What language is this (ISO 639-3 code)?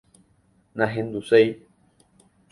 grn